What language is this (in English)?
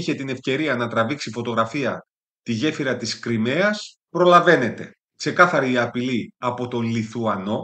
Greek